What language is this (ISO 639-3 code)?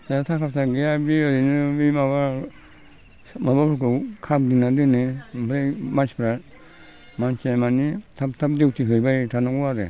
brx